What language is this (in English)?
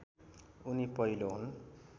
Nepali